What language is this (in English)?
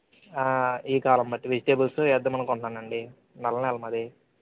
Telugu